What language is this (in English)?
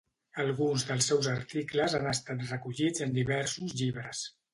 Catalan